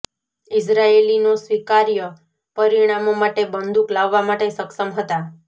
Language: Gujarati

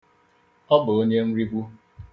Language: Igbo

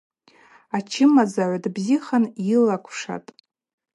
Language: Abaza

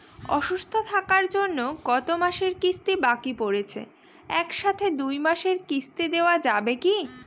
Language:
Bangla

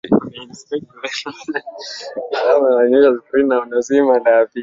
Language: Swahili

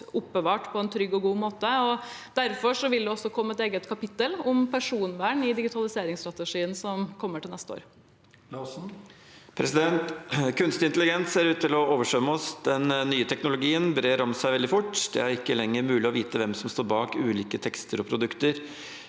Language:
Norwegian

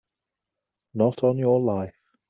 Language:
English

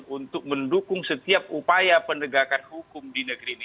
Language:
Indonesian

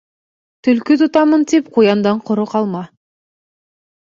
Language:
Bashkir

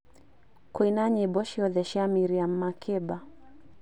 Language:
Kikuyu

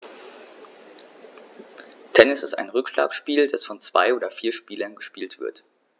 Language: German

